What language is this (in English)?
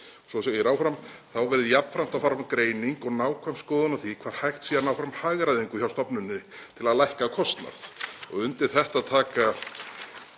Icelandic